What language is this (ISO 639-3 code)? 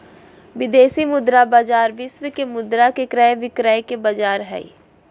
mag